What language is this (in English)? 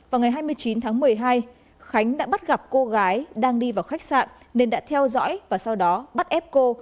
Vietnamese